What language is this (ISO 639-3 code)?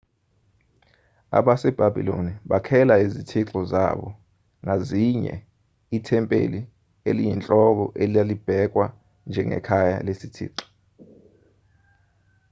zul